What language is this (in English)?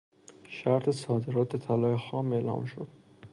Persian